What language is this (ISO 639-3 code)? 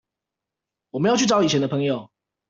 zho